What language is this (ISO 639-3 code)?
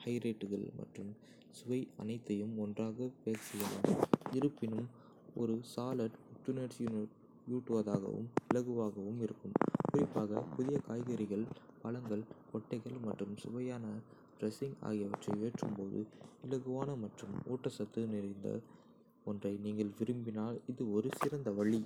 kfe